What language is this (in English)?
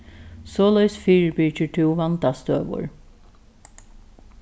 Faroese